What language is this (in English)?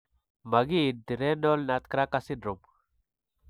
Kalenjin